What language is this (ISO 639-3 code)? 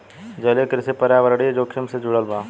bho